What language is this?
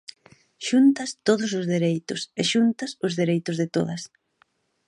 Galician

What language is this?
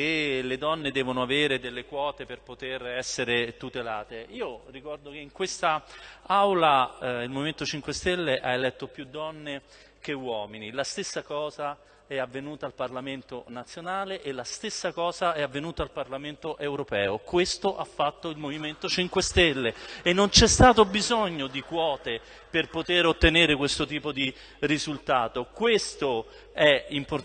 Italian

